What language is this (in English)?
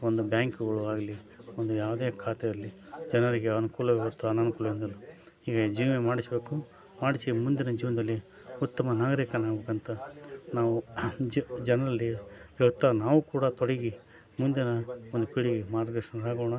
Kannada